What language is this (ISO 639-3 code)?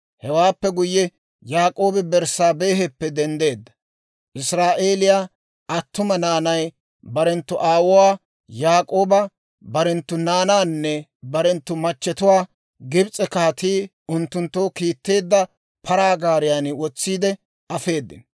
dwr